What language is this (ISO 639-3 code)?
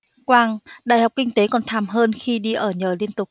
vie